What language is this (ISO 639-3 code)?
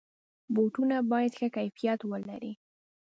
pus